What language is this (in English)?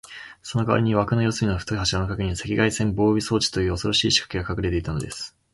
Japanese